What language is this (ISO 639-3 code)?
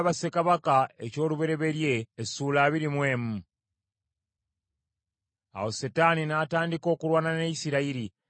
lug